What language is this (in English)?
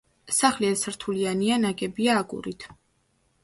Georgian